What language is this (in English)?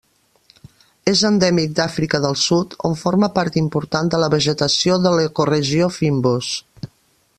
Catalan